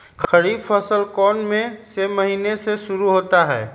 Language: Magahi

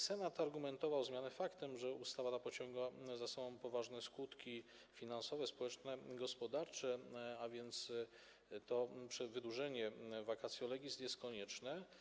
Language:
Polish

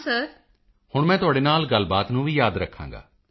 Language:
Punjabi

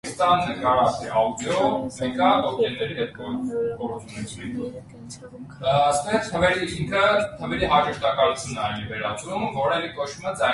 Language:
Armenian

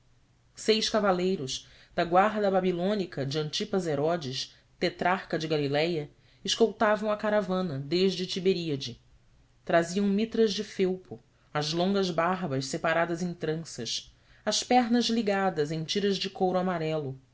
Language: Portuguese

